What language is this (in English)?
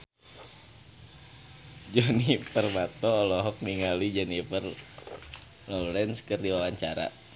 Sundanese